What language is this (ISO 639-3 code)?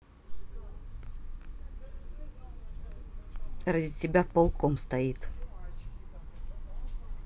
rus